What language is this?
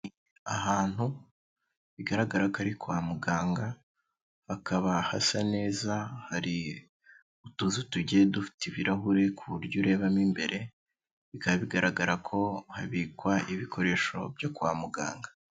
Kinyarwanda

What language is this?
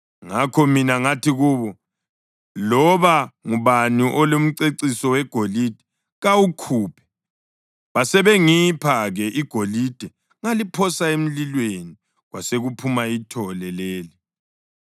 North Ndebele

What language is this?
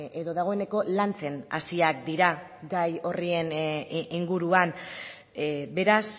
Basque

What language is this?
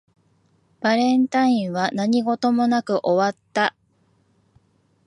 Japanese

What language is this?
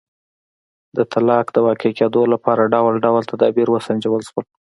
Pashto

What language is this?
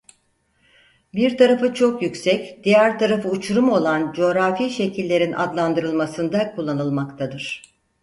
Turkish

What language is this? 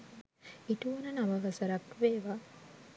Sinhala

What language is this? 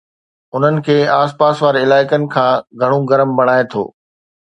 Sindhi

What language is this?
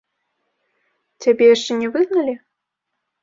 Belarusian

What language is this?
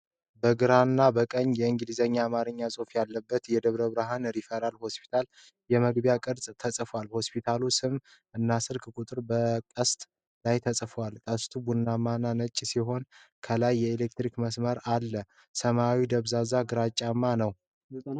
Amharic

